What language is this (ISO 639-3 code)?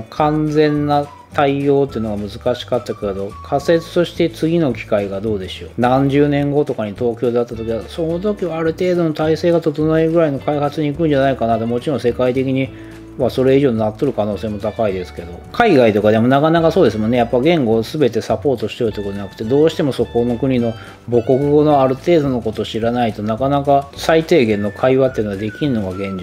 jpn